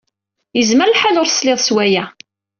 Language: Kabyle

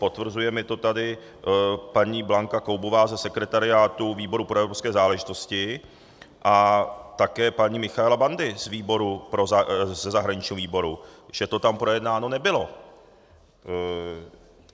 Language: Czech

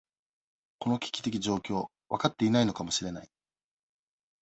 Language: Japanese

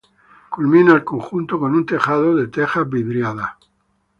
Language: Spanish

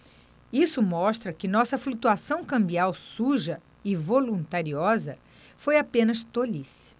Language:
Portuguese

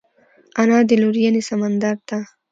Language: Pashto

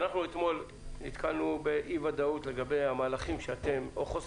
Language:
Hebrew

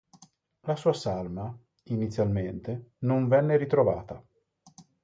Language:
Italian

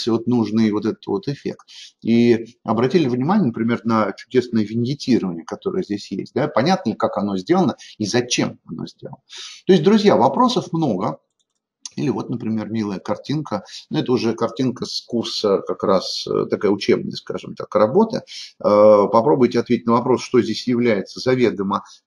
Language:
Russian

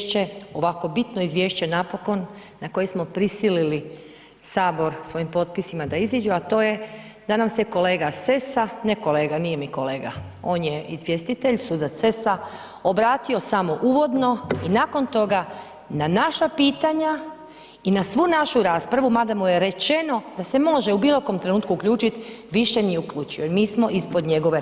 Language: Croatian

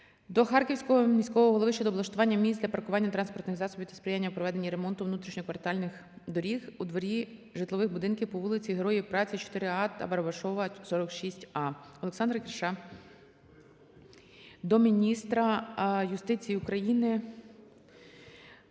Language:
Ukrainian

